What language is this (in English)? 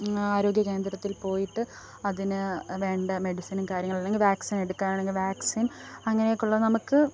Malayalam